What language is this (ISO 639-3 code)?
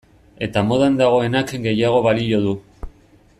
eus